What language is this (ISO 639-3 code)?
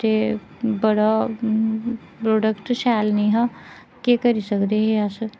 doi